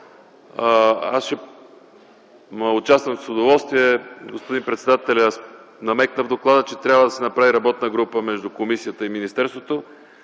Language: Bulgarian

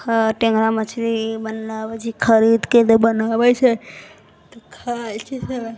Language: Maithili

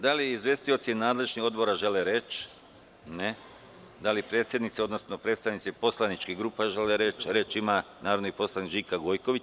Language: Serbian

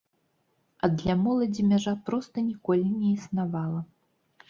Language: Belarusian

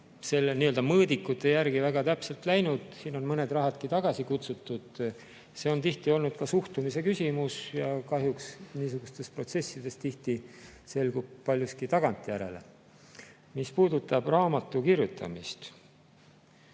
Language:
Estonian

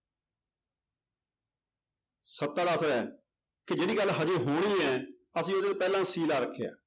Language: Punjabi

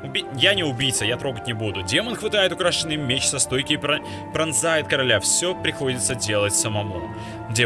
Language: Russian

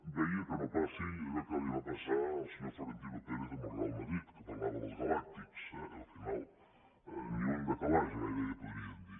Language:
Catalan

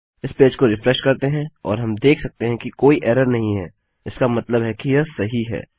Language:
Hindi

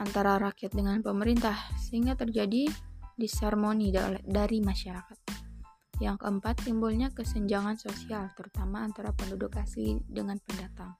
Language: Indonesian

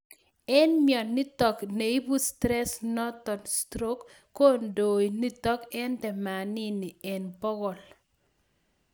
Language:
Kalenjin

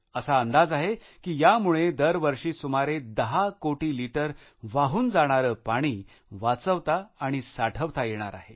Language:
Marathi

